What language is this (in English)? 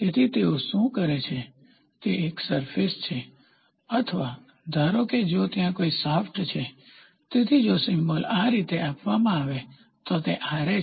Gujarati